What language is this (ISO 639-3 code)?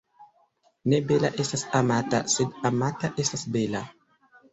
epo